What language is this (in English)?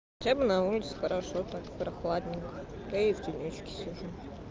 Russian